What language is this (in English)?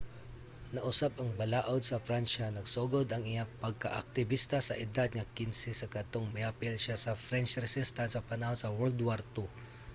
Cebuano